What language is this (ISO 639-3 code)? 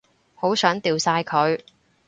yue